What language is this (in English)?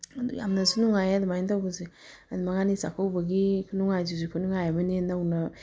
Manipuri